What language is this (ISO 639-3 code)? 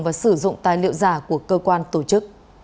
vie